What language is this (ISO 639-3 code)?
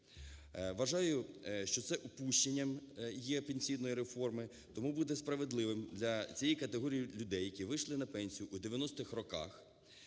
ukr